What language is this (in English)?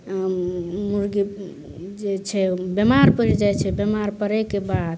Maithili